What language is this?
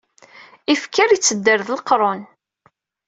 Kabyle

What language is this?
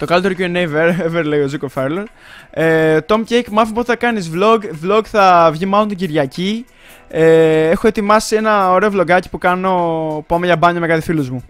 Greek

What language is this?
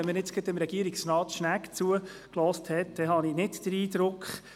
Swiss German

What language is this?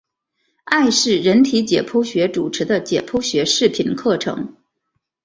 Chinese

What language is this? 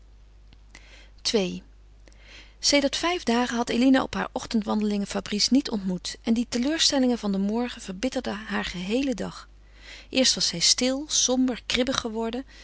Dutch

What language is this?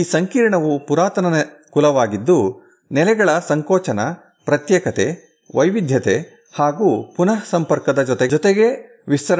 Kannada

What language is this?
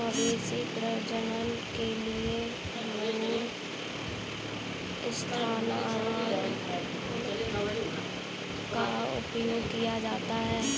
Hindi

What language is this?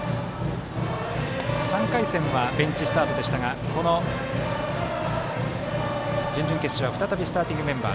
Japanese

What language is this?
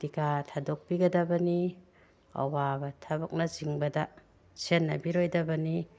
Manipuri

